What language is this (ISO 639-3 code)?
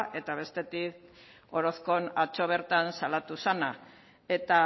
eus